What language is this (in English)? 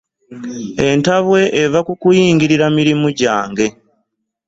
Ganda